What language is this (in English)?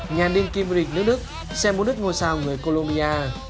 Vietnamese